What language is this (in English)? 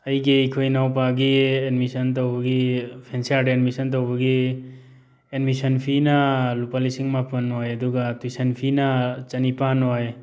Manipuri